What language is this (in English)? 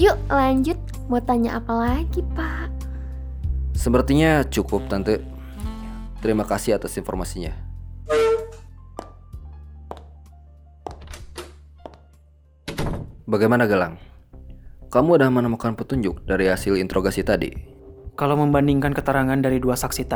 Indonesian